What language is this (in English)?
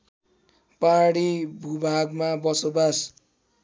Nepali